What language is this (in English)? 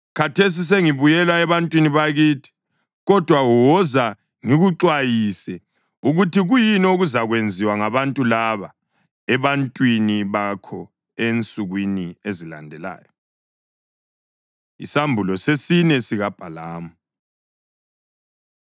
North Ndebele